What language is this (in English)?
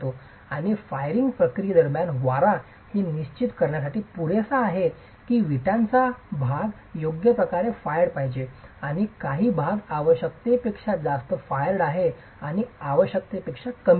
Marathi